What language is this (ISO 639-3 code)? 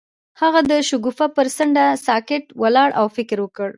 pus